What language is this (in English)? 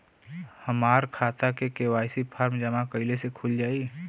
Bhojpuri